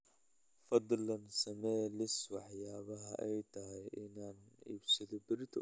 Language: Somali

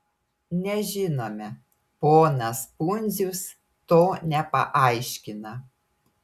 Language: Lithuanian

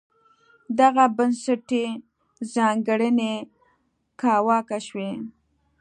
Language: Pashto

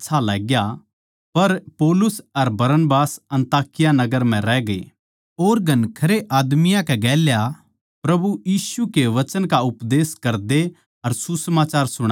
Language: Haryanvi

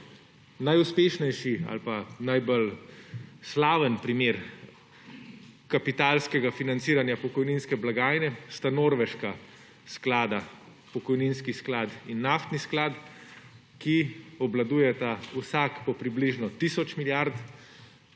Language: Slovenian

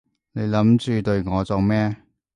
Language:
Cantonese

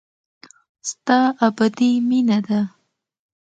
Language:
Pashto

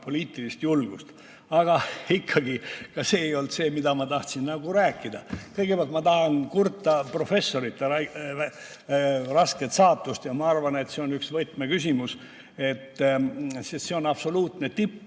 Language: Estonian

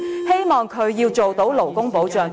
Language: Cantonese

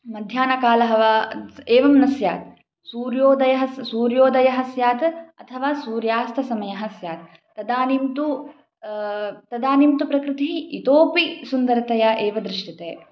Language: Sanskrit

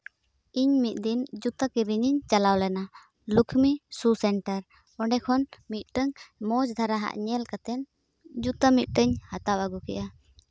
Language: Santali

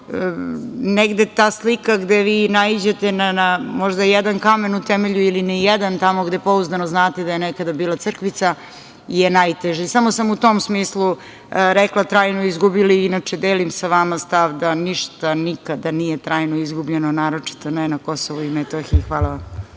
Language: Serbian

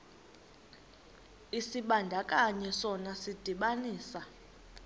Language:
Xhosa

